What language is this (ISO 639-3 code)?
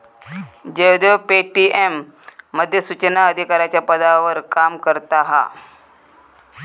mar